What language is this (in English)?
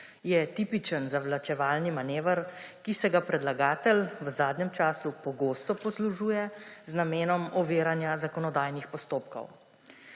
Slovenian